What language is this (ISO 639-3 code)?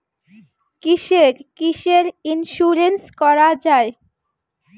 ben